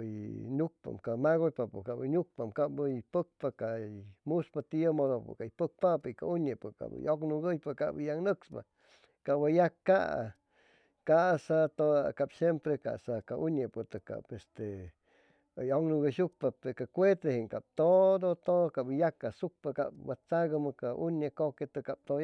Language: Chimalapa Zoque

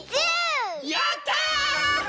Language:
Japanese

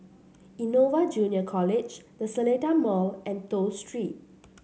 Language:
English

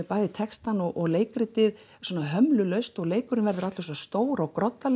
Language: Icelandic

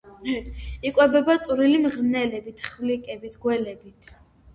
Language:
Georgian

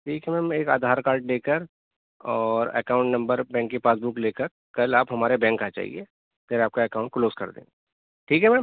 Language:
Urdu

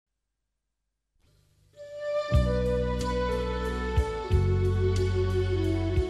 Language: Thai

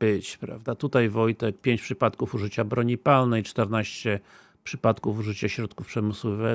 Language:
Polish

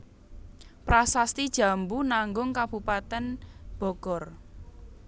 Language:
Javanese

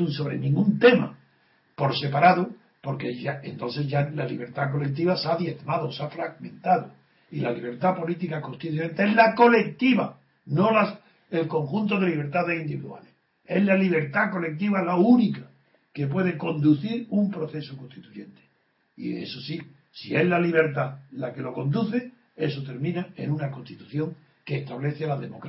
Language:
Spanish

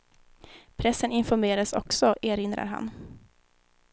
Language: Swedish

